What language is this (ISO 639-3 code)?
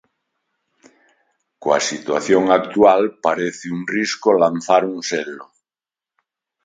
glg